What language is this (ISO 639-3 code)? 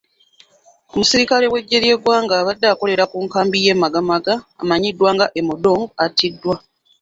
lug